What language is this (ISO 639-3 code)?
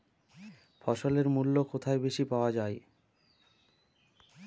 ben